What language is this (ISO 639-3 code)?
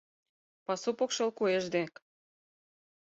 chm